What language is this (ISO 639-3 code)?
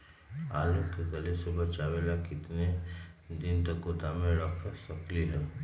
mag